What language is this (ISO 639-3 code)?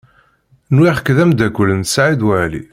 kab